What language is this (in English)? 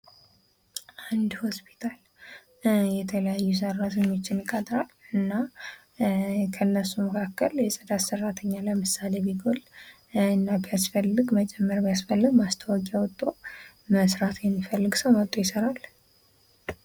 Amharic